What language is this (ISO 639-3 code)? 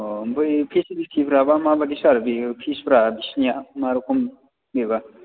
brx